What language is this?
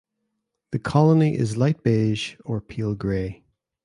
English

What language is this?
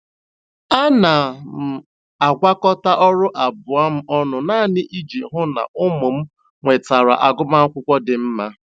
Igbo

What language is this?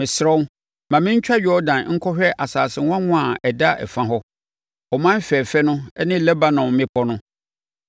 Akan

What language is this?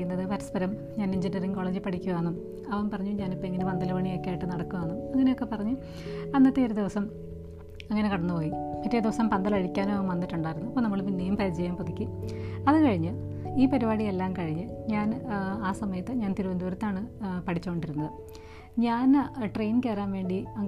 Malayalam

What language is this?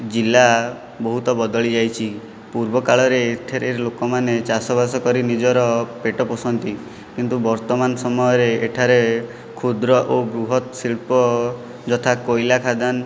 Odia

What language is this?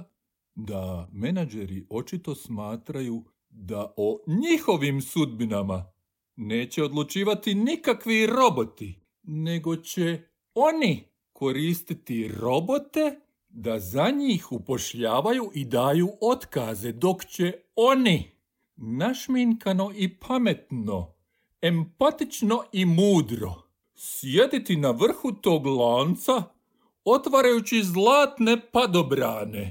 Croatian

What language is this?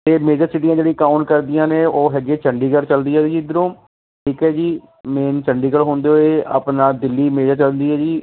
Punjabi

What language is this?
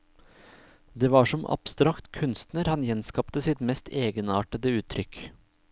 Norwegian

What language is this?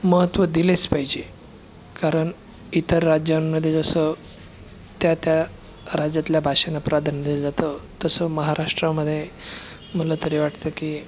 Marathi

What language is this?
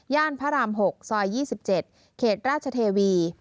Thai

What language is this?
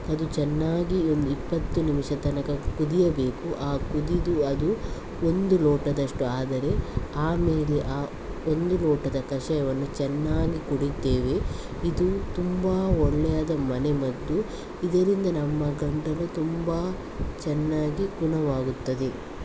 Kannada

